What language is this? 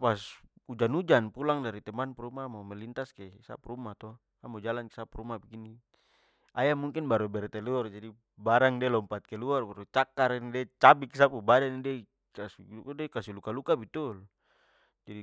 Papuan Malay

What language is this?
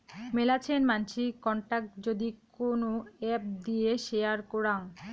Bangla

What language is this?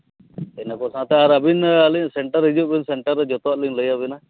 Santali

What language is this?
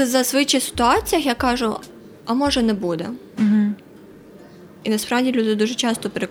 Ukrainian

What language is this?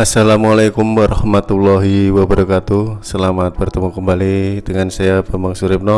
Indonesian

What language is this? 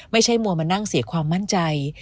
Thai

